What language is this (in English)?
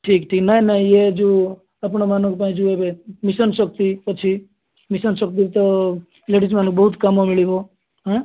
Odia